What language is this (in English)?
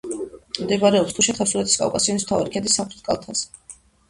Georgian